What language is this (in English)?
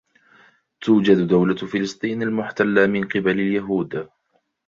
Arabic